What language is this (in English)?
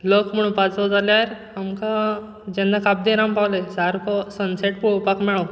Konkani